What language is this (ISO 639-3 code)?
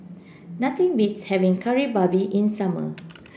eng